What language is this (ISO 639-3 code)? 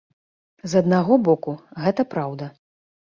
bel